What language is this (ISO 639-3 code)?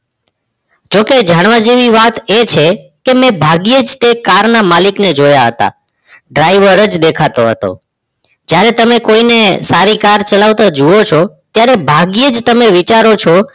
guj